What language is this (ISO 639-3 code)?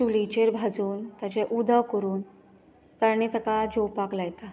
kok